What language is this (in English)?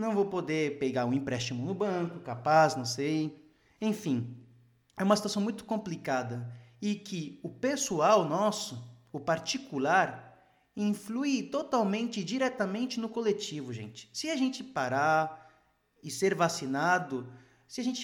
Portuguese